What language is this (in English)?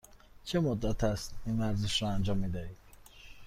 Persian